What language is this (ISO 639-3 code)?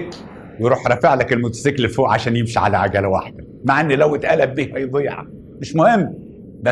ara